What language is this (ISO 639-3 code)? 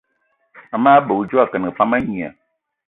eto